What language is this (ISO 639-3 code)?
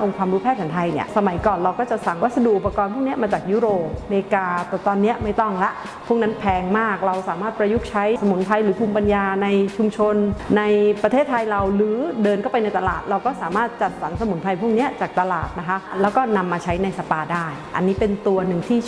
tha